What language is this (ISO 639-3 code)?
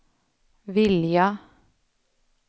swe